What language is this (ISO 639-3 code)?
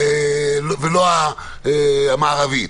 heb